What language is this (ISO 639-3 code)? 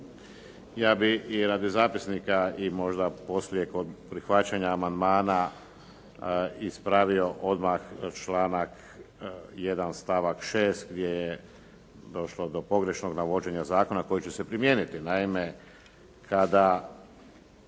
hrv